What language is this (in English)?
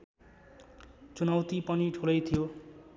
Nepali